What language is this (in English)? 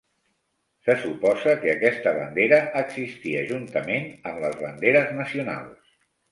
Catalan